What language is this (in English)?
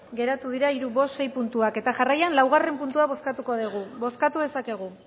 Basque